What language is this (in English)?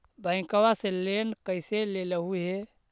Magahi